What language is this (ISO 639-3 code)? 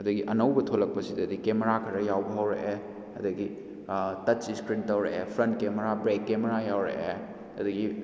mni